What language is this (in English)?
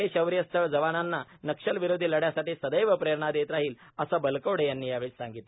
Marathi